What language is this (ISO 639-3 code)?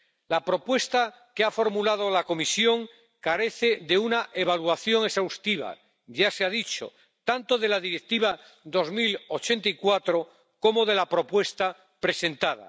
spa